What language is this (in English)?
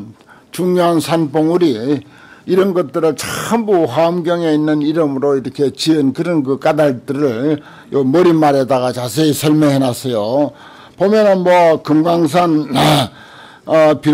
Korean